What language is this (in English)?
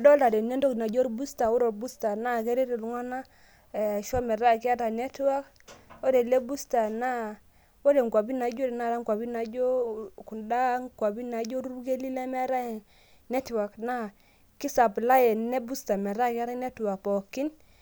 Masai